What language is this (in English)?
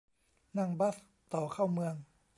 Thai